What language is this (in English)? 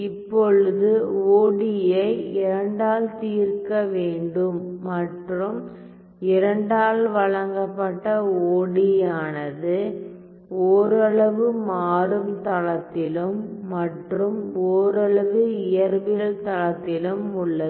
Tamil